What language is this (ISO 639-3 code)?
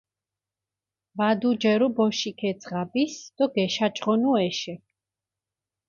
xmf